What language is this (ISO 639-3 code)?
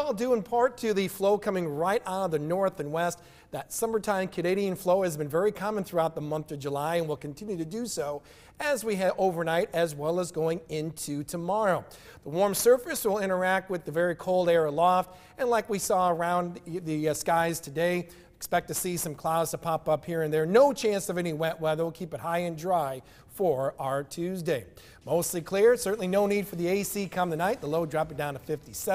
eng